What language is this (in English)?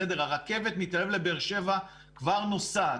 Hebrew